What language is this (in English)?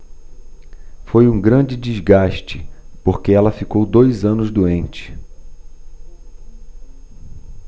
Portuguese